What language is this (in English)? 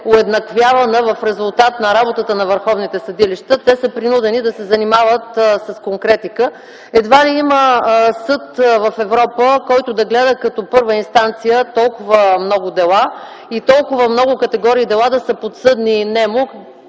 Bulgarian